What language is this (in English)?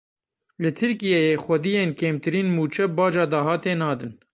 Kurdish